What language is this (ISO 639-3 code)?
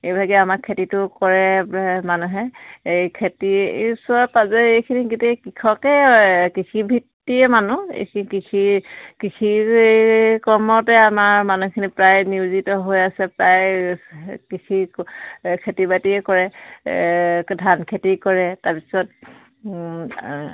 asm